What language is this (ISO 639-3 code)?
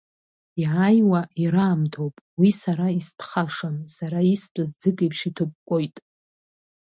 abk